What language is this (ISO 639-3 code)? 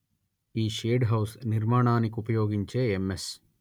tel